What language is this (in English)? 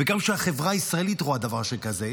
Hebrew